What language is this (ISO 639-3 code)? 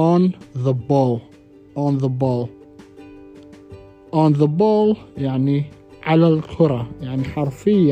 ara